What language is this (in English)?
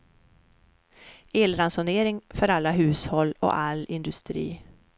Swedish